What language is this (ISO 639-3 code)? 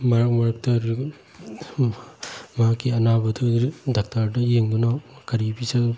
mni